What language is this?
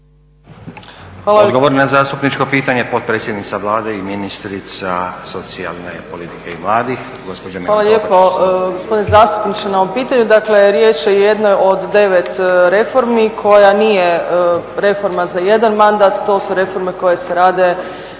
Croatian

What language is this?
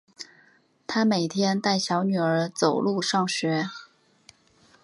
Chinese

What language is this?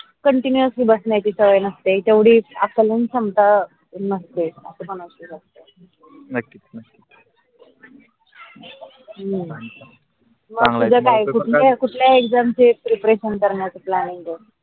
Marathi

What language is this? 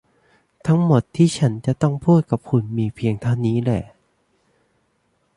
Thai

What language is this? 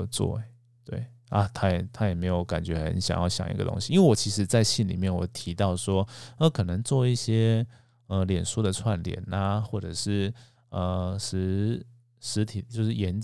Chinese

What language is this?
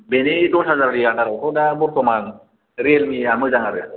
Bodo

